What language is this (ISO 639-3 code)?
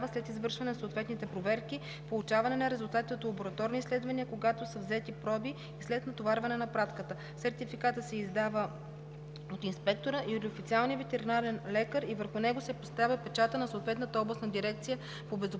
bul